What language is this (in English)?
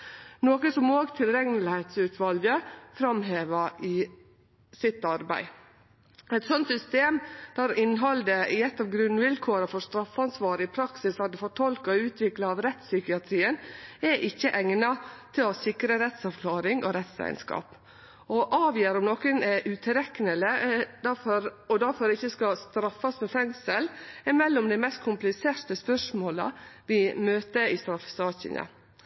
Norwegian Nynorsk